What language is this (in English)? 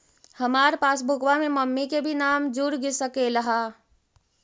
Magahi